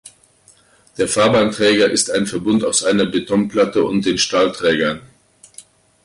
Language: German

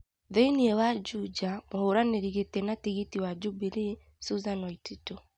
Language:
Kikuyu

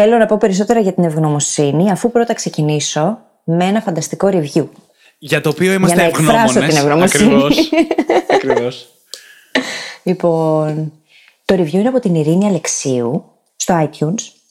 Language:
Greek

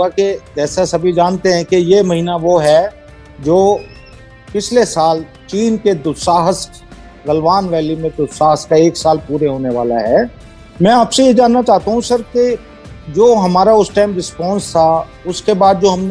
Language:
Hindi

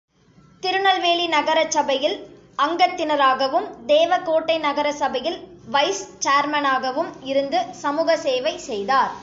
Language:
Tamil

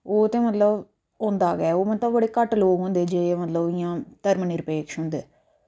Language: Dogri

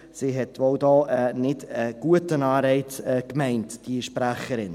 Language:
Swiss German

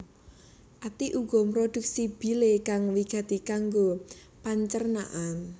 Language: Javanese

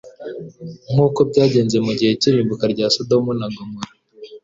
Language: Kinyarwanda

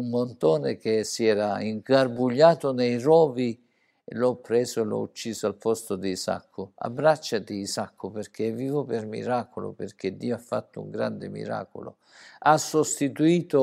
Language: Italian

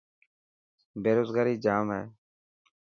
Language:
Dhatki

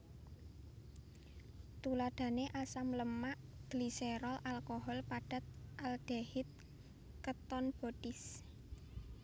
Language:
Javanese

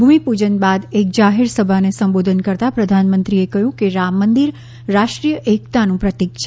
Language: Gujarati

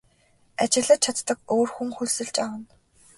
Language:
Mongolian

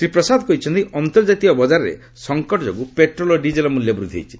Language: Odia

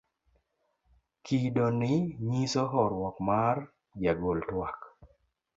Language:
Luo (Kenya and Tanzania)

